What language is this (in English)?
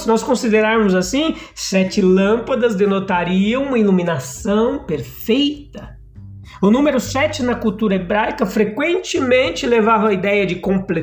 Portuguese